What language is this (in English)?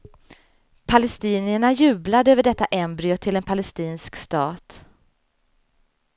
Swedish